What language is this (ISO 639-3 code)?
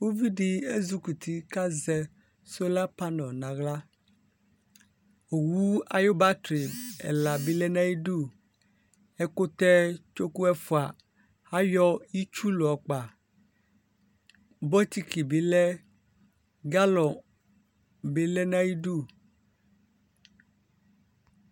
kpo